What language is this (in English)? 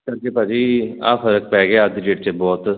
Punjabi